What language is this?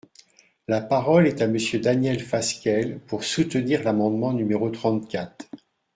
French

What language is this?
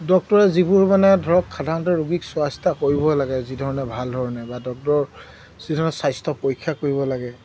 Assamese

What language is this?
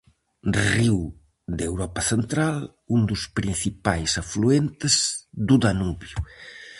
Galician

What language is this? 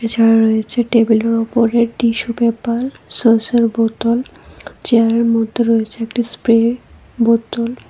Bangla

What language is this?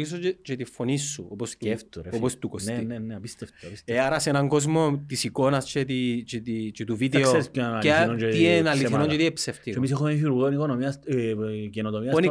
Greek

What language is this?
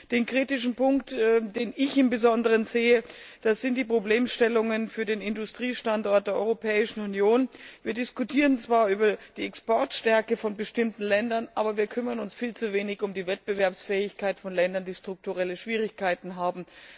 German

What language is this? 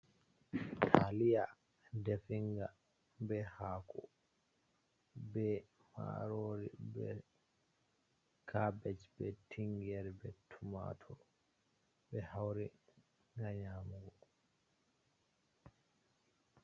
Fula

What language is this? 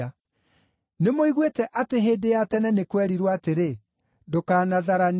Kikuyu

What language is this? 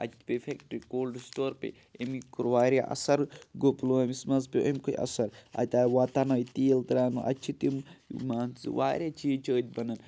Kashmiri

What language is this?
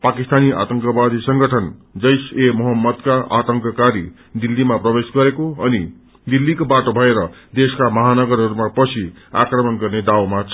Nepali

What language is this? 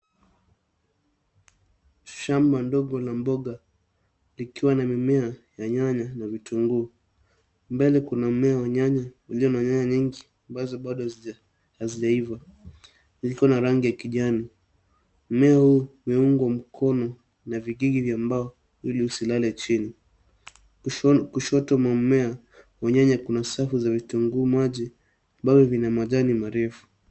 Swahili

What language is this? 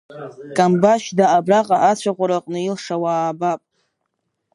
Abkhazian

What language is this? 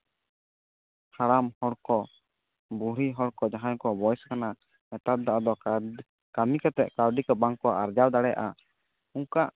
Santali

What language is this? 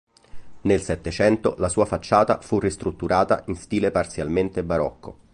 Italian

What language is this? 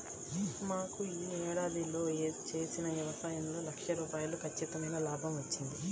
Telugu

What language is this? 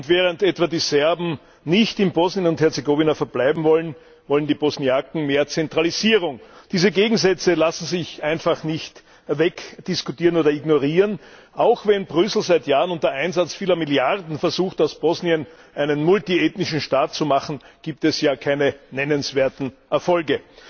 German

